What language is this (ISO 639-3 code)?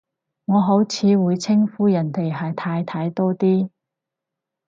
yue